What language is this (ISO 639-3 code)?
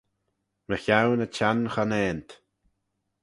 glv